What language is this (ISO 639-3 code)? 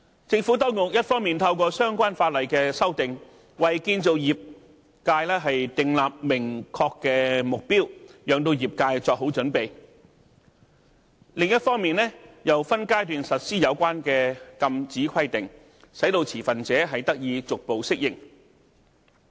yue